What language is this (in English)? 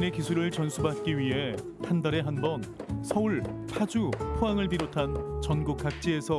Korean